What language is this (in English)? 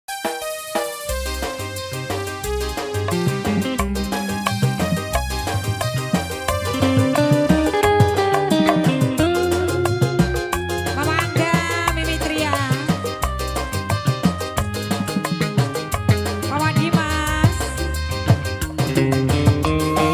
Indonesian